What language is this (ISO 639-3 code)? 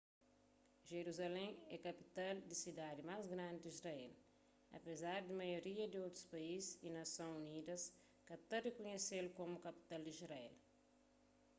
kea